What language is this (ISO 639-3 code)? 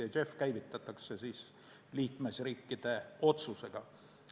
est